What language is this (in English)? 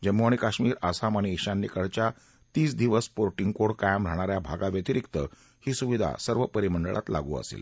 Marathi